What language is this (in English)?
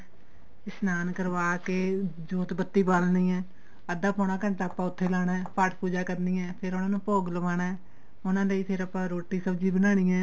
Punjabi